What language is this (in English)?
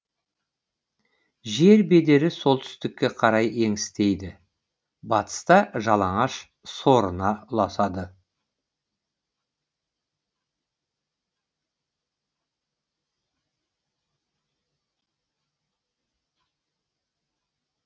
Kazakh